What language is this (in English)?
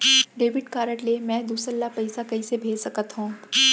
Chhattisgarhi